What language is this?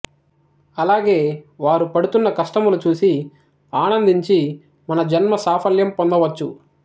Telugu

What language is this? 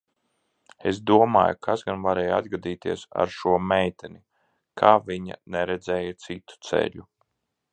Latvian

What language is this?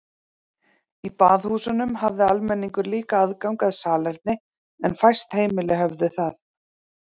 Icelandic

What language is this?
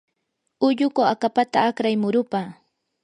Yanahuanca Pasco Quechua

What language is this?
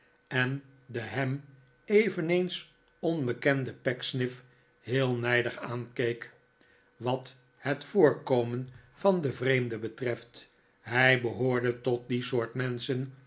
Dutch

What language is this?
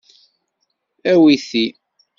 Kabyle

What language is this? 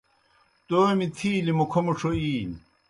Kohistani Shina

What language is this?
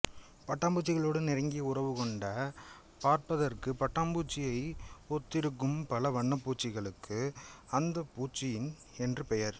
Tamil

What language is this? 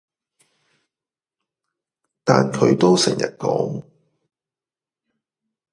Cantonese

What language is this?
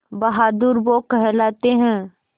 Hindi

